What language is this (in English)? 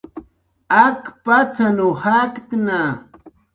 Jaqaru